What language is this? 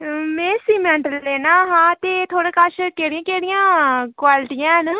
Dogri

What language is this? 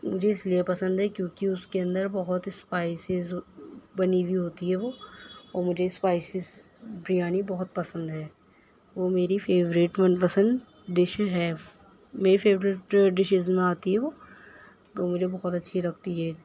Urdu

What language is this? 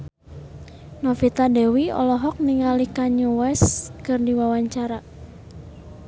Sundanese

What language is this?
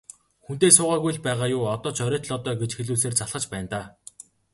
Mongolian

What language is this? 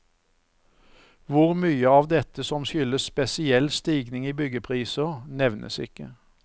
Norwegian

